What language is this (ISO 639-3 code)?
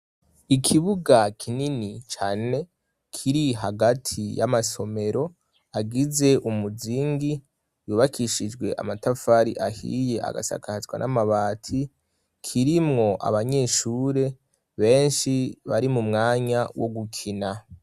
run